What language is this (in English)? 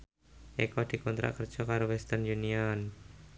Javanese